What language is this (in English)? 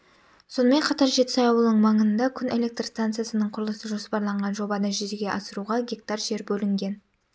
Kazakh